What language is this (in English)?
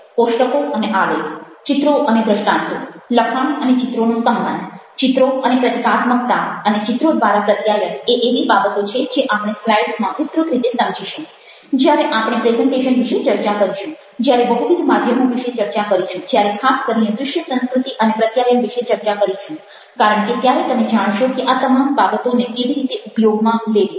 Gujarati